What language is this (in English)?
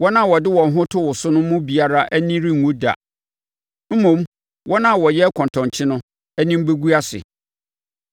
Akan